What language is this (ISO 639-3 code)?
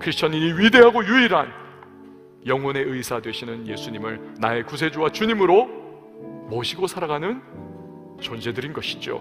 kor